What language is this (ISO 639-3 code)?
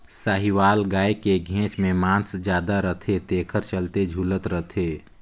hne